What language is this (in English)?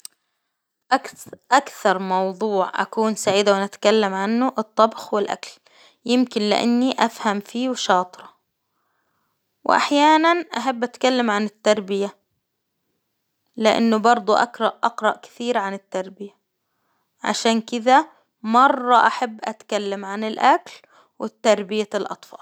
Hijazi Arabic